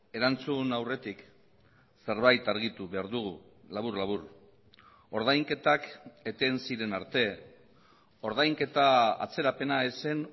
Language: Basque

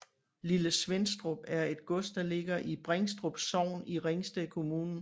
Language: Danish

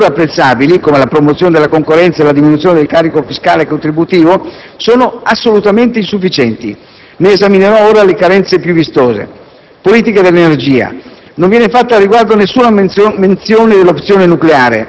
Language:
Italian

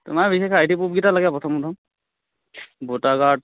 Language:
Assamese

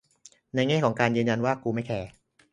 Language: Thai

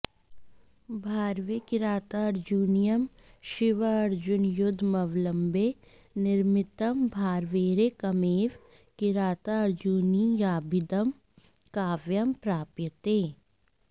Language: Sanskrit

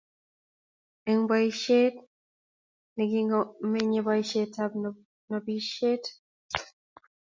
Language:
Kalenjin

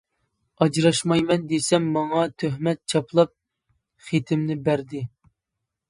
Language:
Uyghur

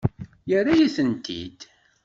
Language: Kabyle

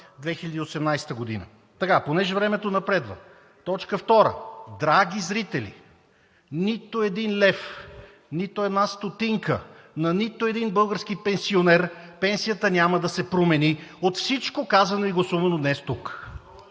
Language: Bulgarian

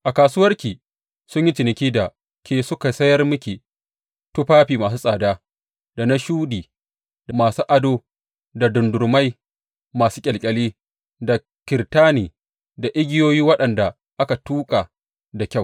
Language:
Hausa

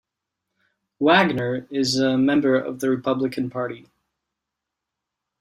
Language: English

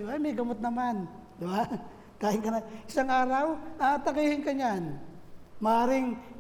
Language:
Filipino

